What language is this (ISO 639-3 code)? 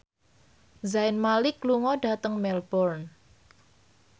jav